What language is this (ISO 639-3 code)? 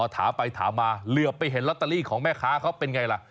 tha